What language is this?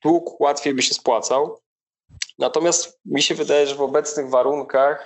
Polish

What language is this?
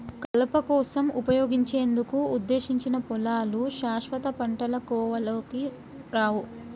Telugu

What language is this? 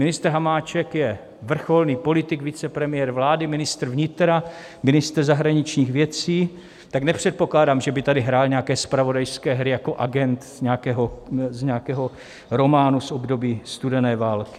Czech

